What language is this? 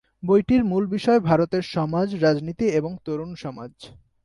Bangla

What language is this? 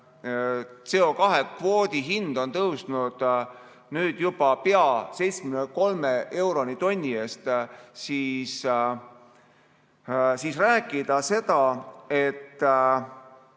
Estonian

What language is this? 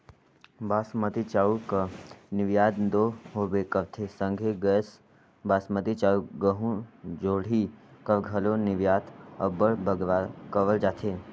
Chhattisgarhi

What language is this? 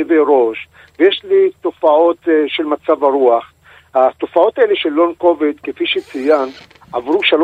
Hebrew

